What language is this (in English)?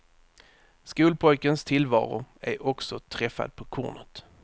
Swedish